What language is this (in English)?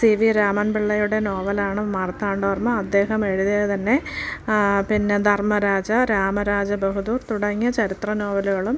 Malayalam